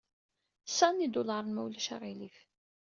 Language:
Kabyle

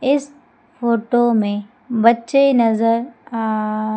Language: Hindi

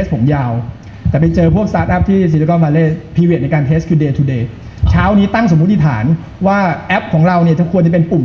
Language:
Thai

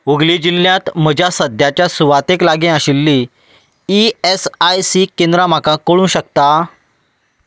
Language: Konkani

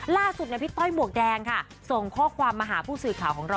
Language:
Thai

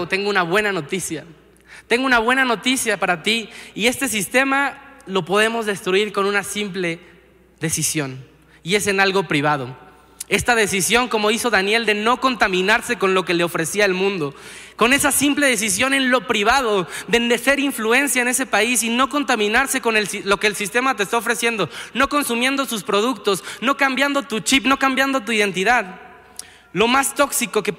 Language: Spanish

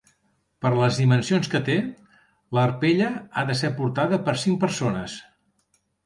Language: Catalan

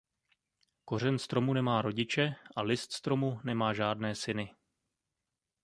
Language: Czech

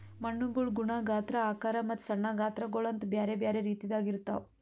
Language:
Kannada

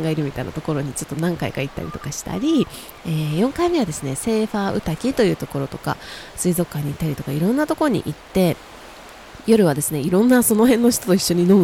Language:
Japanese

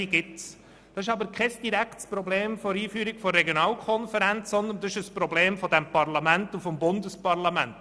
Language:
Swiss German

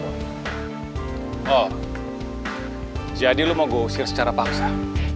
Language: Indonesian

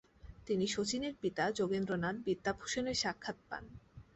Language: Bangla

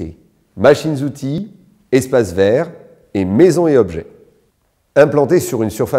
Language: French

